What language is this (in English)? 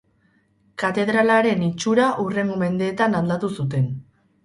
Basque